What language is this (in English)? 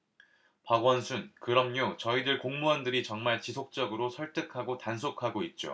Korean